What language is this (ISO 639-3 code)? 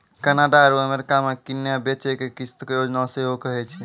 mai